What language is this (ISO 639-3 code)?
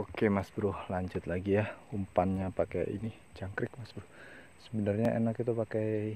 ind